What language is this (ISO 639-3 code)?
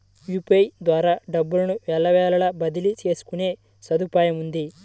tel